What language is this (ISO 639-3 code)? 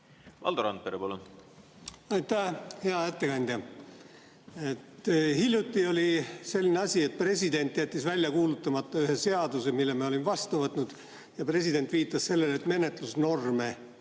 est